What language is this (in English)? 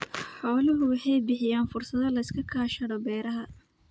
Somali